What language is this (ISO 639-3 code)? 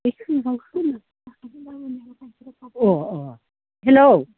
brx